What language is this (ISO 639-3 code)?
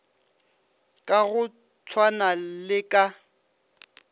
nso